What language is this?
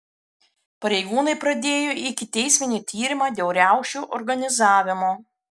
Lithuanian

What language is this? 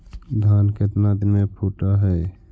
Magahi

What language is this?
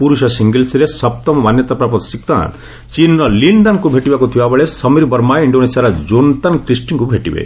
Odia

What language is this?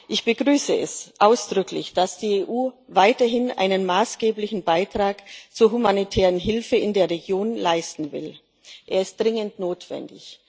German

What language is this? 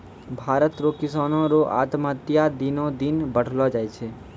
Maithili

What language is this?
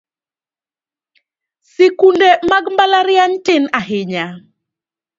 Luo (Kenya and Tanzania)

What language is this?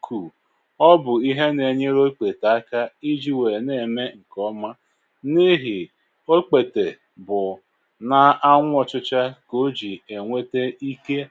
Igbo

